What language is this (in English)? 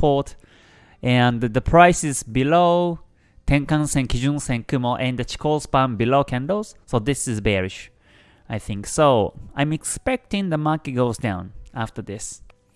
English